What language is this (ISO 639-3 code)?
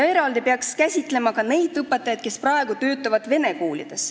est